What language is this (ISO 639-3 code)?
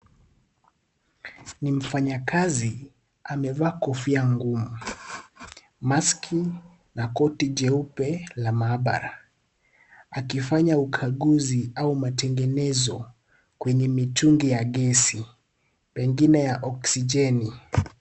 swa